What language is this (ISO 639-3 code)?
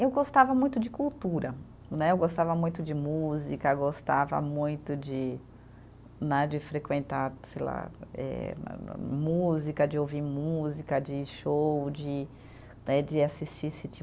por